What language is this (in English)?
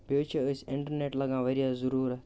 Kashmiri